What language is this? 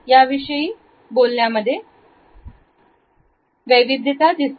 Marathi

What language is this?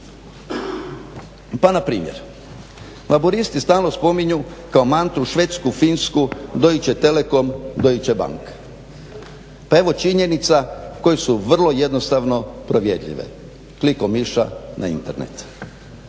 Croatian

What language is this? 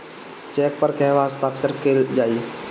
Bhojpuri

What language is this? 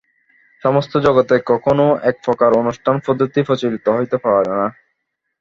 Bangla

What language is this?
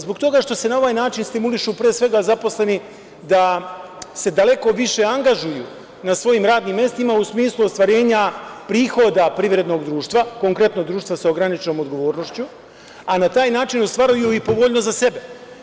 Serbian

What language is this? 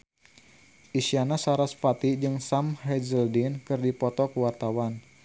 Sundanese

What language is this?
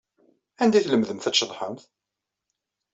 Kabyle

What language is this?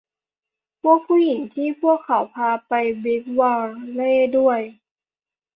Thai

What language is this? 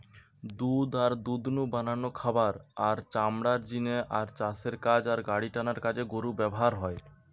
Bangla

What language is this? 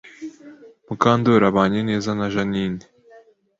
Kinyarwanda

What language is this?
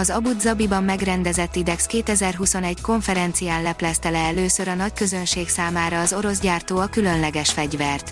Hungarian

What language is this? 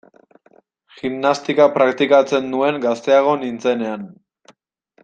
Basque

